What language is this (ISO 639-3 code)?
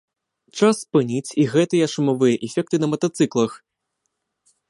bel